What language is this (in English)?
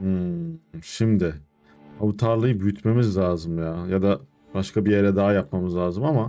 Turkish